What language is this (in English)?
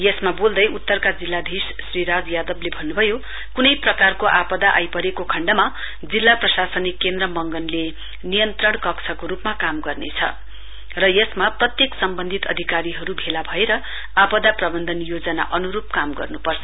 Nepali